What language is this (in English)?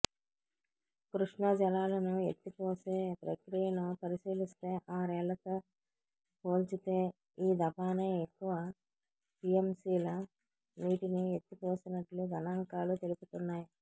Telugu